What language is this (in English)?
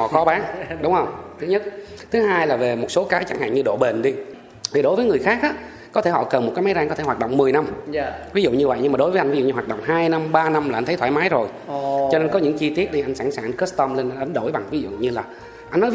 Vietnamese